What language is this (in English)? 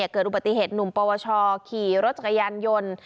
Thai